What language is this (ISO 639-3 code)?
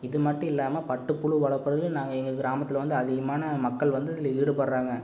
tam